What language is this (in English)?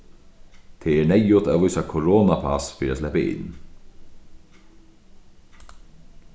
Faroese